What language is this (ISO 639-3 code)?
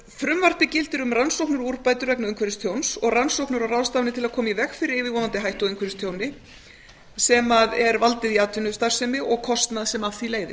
isl